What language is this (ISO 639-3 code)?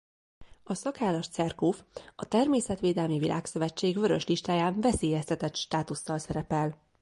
hun